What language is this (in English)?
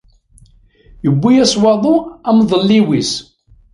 Kabyle